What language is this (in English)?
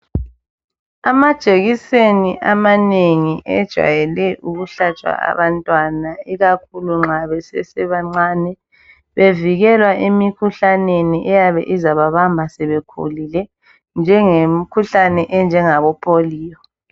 North Ndebele